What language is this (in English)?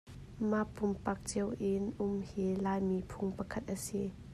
Hakha Chin